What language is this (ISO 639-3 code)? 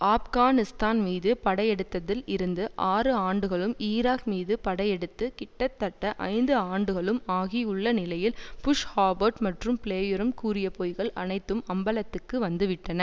tam